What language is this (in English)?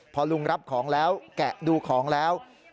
Thai